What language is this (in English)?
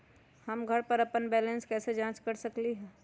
Magahi